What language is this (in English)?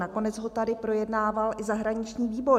Czech